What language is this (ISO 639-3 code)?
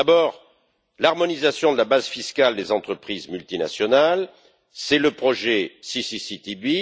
fra